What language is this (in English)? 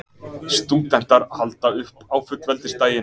Icelandic